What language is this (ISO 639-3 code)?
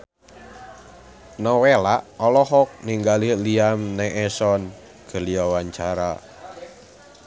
sun